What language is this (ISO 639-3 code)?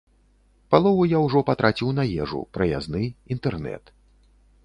bel